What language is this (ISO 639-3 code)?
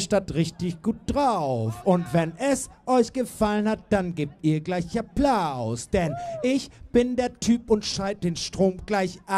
deu